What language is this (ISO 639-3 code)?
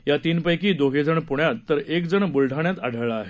mar